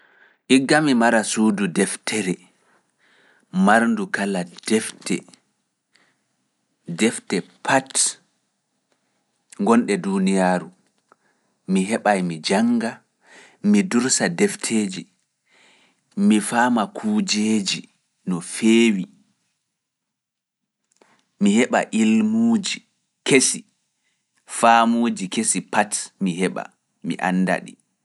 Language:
Fula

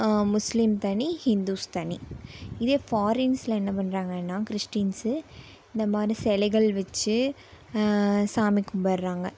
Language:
Tamil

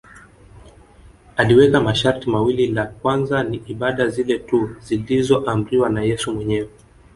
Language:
Swahili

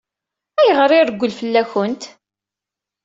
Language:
Kabyle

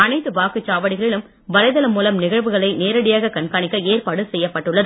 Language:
Tamil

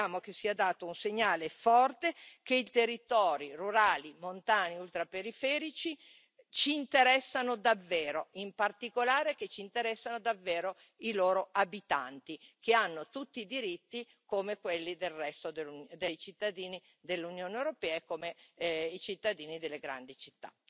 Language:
Italian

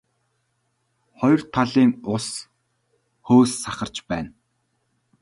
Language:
Mongolian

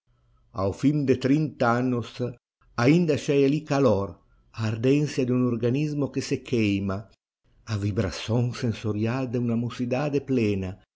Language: Portuguese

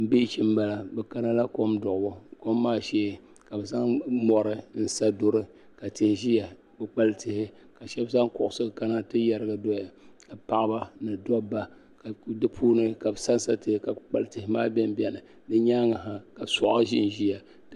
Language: Dagbani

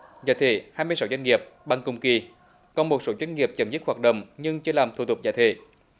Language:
Vietnamese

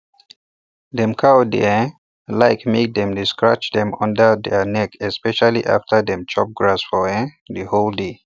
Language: Nigerian Pidgin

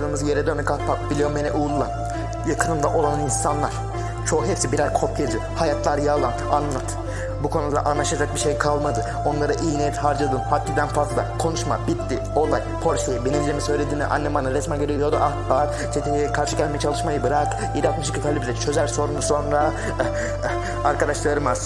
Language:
Turkish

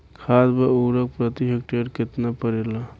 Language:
Bhojpuri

